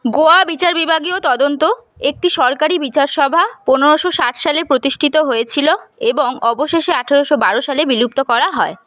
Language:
Bangla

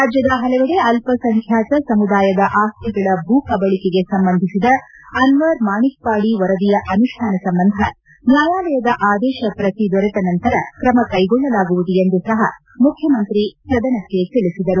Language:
Kannada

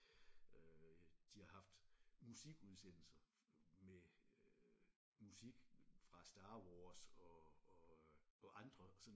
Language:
Danish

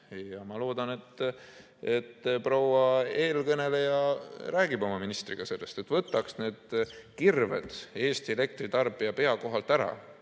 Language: Estonian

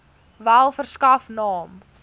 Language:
Afrikaans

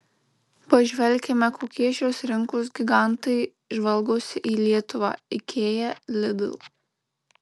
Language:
Lithuanian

